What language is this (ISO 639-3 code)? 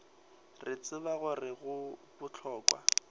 nso